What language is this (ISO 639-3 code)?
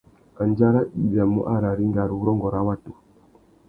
bag